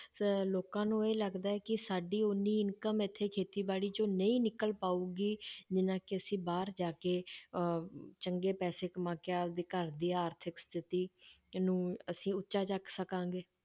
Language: Punjabi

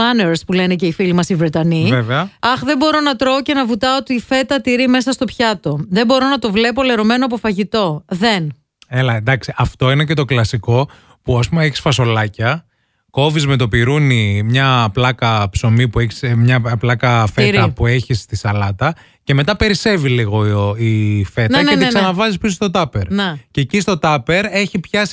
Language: Greek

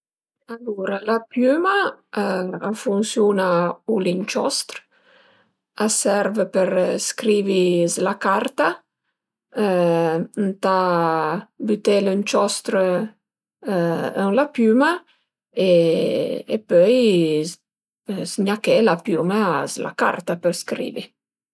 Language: Piedmontese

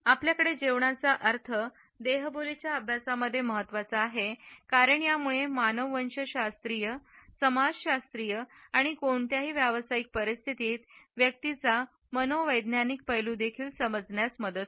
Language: Marathi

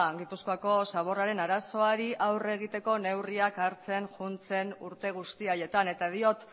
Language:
Basque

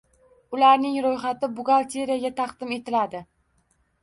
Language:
Uzbek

